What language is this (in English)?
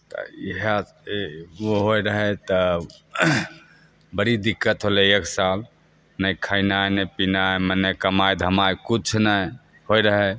Maithili